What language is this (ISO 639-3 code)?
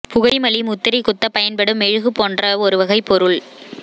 tam